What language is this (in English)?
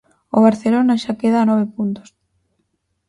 Galician